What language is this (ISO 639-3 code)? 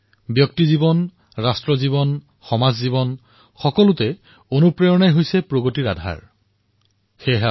asm